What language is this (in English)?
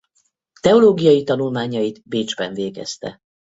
Hungarian